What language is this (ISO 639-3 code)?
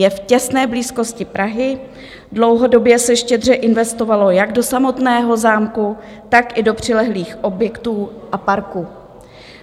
ces